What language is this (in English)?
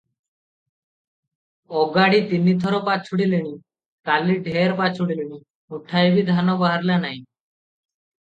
Odia